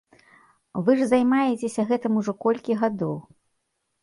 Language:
Belarusian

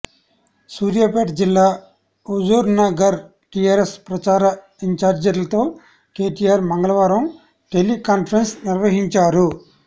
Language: Telugu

